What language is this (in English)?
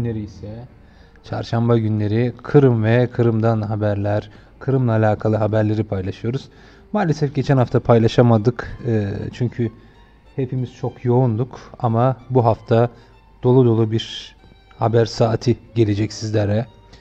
Turkish